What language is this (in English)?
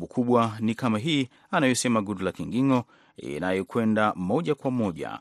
Swahili